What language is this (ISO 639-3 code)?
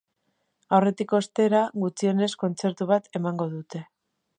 eus